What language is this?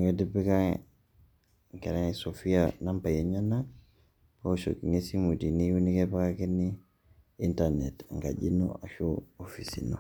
Masai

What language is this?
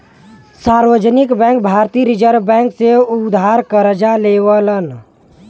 Bhojpuri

